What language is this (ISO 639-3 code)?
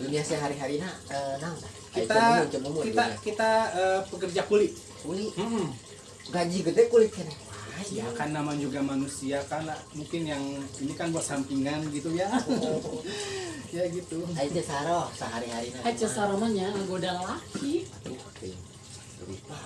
ind